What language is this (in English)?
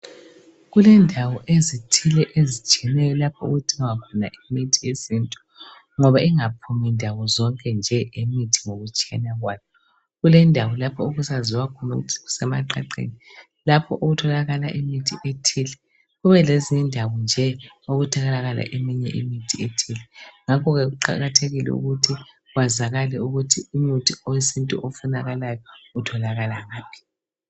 North Ndebele